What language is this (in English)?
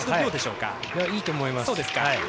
Japanese